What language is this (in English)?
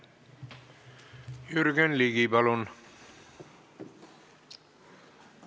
Estonian